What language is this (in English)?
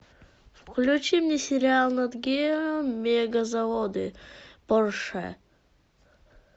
Russian